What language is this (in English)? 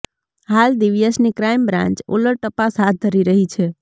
Gujarati